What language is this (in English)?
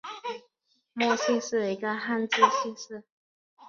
Chinese